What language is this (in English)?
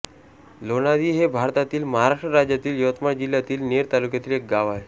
Marathi